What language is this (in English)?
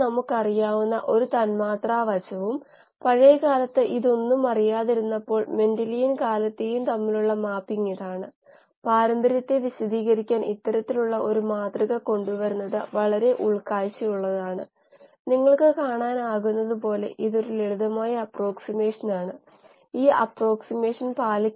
Malayalam